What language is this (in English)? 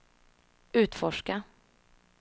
Swedish